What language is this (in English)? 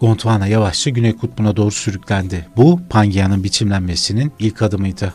Turkish